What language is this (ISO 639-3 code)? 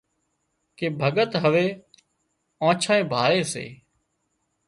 kxp